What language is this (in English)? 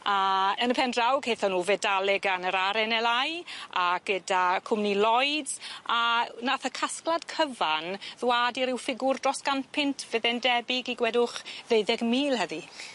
Welsh